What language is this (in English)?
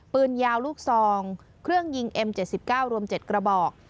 Thai